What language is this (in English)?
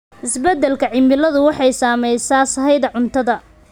Somali